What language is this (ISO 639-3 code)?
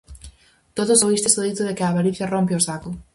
glg